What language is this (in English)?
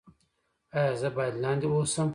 Pashto